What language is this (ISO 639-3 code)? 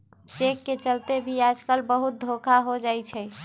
mag